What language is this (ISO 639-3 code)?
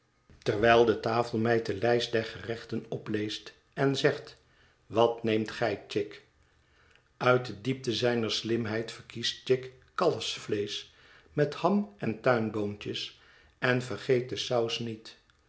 nld